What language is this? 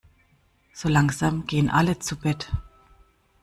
German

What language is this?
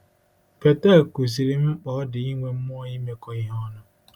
Igbo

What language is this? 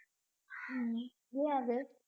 Tamil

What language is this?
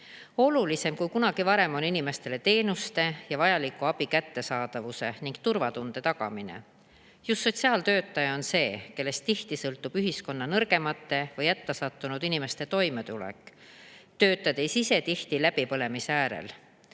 Estonian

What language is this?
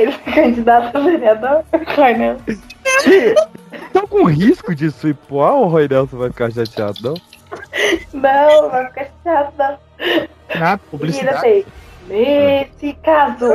Portuguese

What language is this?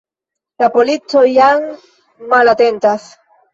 Esperanto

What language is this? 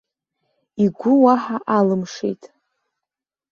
Abkhazian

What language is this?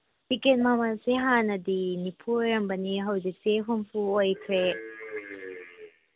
Manipuri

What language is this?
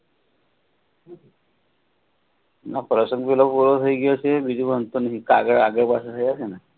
Gujarati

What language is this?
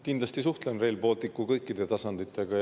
Estonian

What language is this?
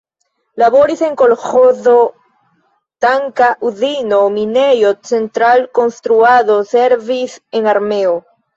Esperanto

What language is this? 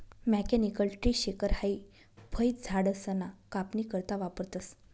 Marathi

